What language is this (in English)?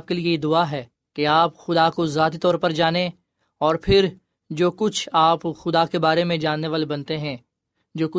Urdu